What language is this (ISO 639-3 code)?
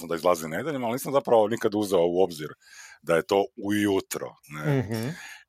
hrv